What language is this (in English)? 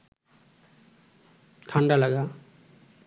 Bangla